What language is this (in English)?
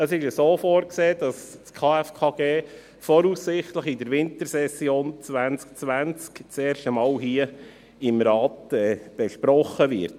Swiss German